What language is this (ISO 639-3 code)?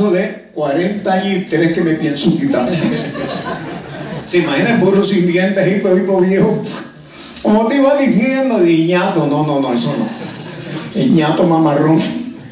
spa